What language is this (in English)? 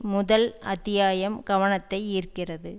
Tamil